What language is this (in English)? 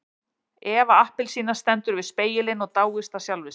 Icelandic